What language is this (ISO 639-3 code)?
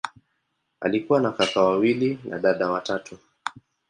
swa